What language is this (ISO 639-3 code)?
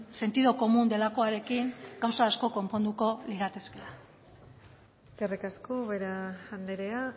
eus